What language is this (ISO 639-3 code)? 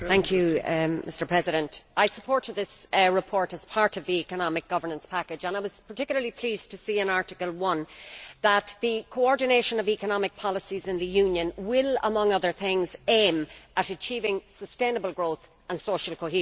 eng